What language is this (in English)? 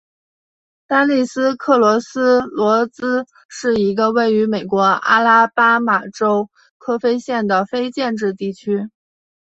Chinese